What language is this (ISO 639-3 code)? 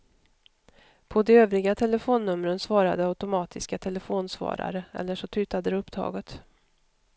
swe